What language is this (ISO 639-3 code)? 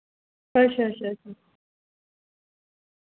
doi